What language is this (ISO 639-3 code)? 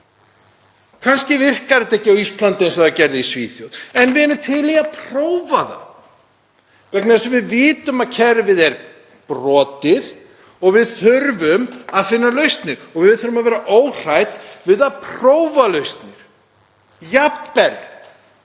isl